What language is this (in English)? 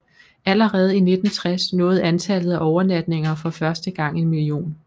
Danish